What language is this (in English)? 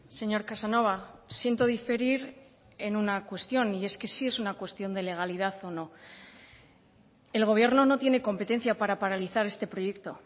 Spanish